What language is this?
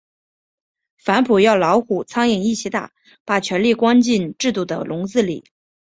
Chinese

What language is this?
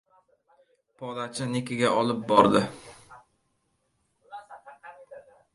Uzbek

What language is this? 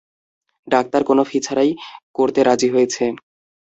Bangla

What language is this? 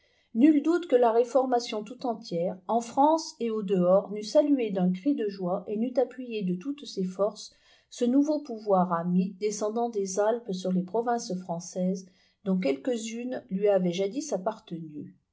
French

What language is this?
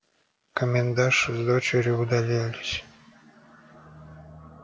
Russian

